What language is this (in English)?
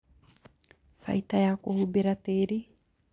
Kikuyu